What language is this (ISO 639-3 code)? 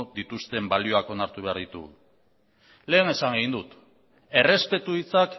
eus